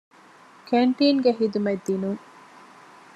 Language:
Divehi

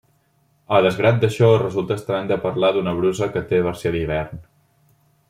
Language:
Catalan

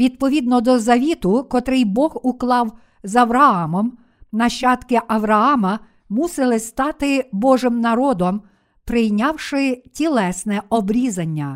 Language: Ukrainian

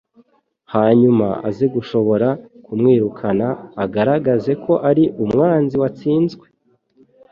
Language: Kinyarwanda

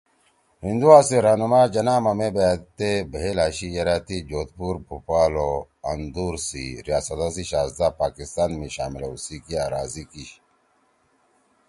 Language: Torwali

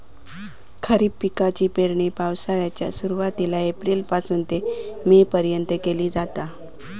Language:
Marathi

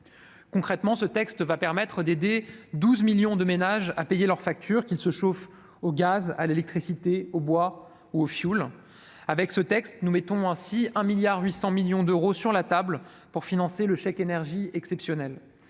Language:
French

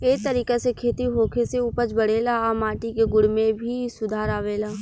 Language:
Bhojpuri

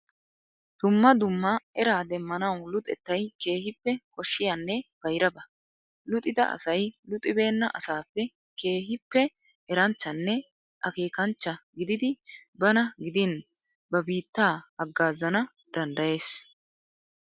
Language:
Wolaytta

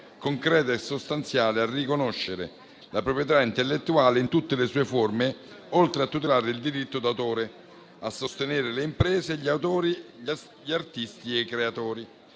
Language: Italian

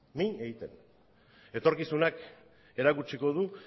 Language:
Basque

